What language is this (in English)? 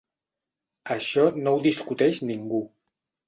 Catalan